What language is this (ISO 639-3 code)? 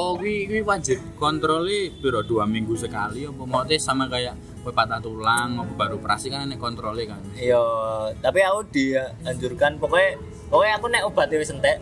ind